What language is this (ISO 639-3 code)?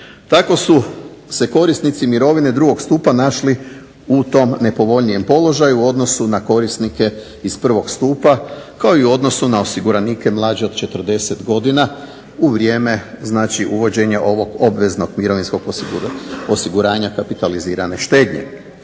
hrv